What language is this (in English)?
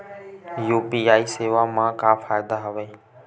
Chhattisgarhi